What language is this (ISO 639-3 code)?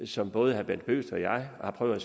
dan